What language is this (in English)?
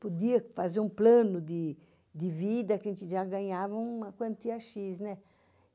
Portuguese